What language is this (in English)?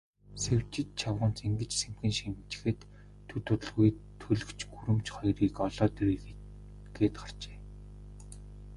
Mongolian